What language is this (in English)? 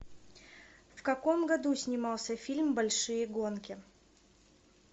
Russian